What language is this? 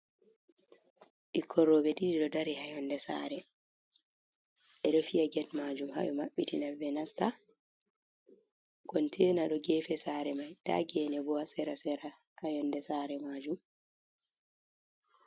Fula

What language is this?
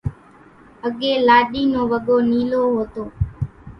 Kachi Koli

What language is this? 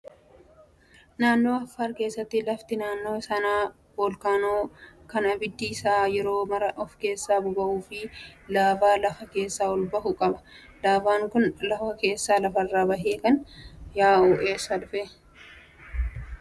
Oromo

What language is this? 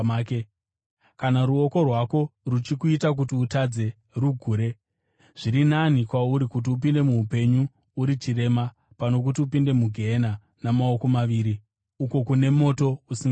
Shona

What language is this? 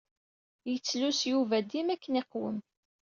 Kabyle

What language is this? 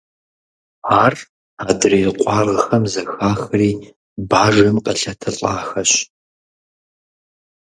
Kabardian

